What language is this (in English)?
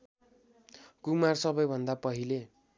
Nepali